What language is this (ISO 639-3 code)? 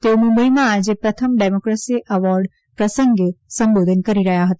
guj